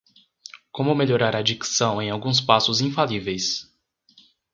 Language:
Portuguese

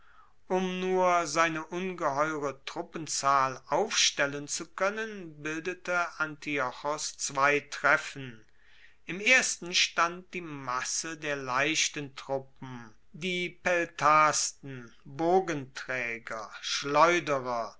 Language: German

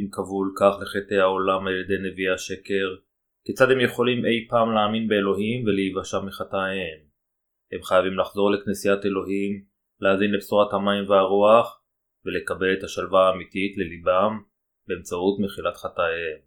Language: Hebrew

